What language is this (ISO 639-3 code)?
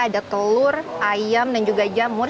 ind